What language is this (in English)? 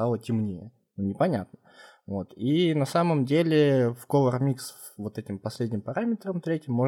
Russian